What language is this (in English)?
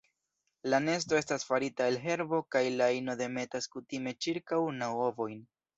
Esperanto